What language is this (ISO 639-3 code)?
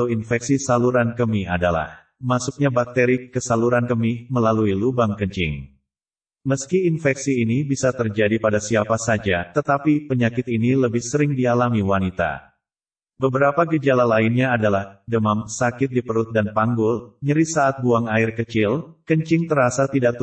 ind